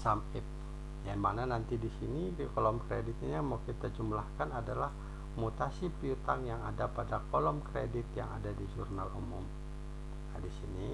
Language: Indonesian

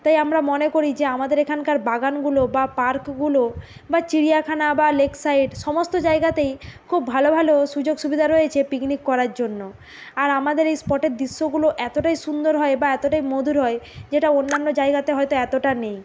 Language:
Bangla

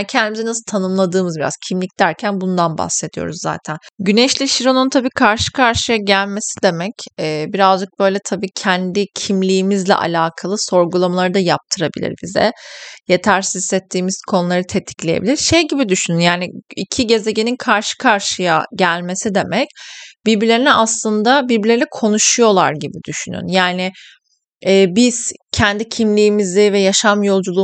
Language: Turkish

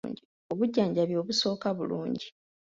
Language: Ganda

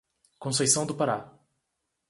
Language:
Portuguese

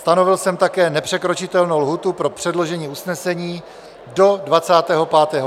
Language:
Czech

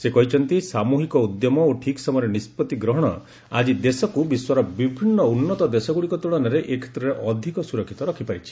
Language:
Odia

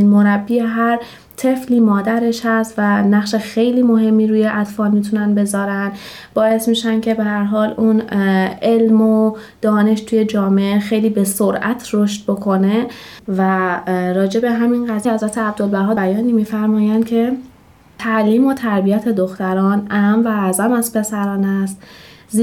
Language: Persian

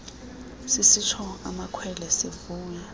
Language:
Xhosa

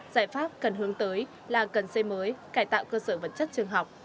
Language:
Vietnamese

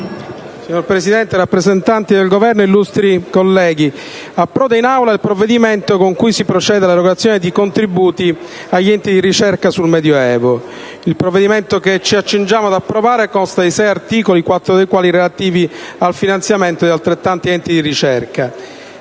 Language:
Italian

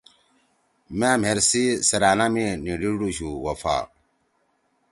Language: Torwali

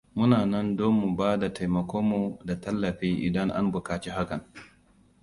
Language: Hausa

